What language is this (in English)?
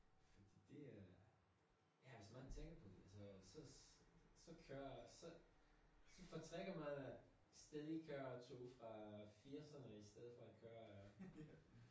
Danish